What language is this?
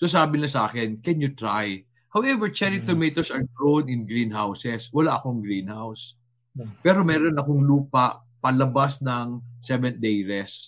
Filipino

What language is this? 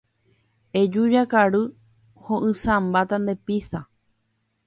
Guarani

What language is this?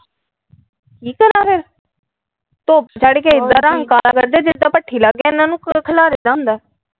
Punjabi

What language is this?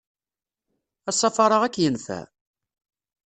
Kabyle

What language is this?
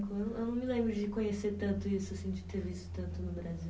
Portuguese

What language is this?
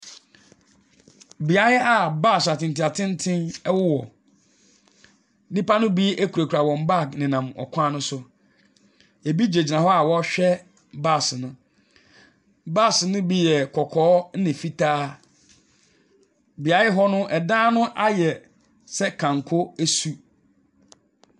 Akan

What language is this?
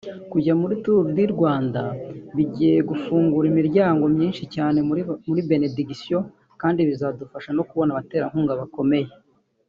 Kinyarwanda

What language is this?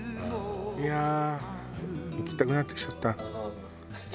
Japanese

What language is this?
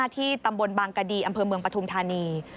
Thai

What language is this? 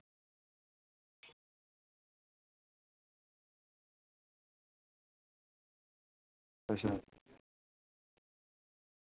Dogri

